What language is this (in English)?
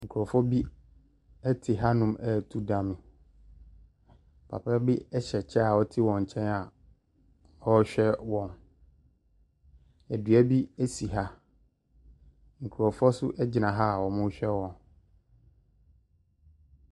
Akan